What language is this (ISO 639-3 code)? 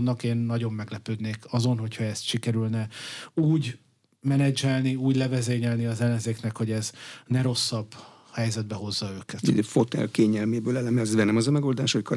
hun